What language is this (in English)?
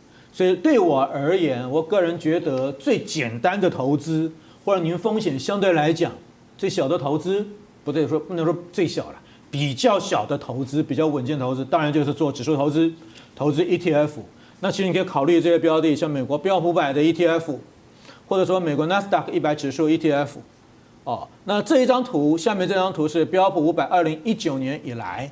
Chinese